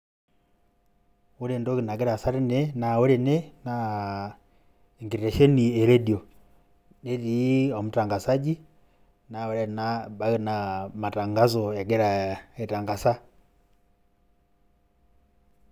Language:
Masai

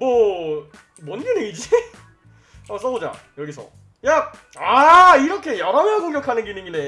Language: Korean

